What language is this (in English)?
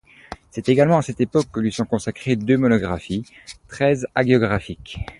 French